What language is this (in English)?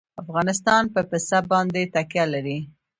Pashto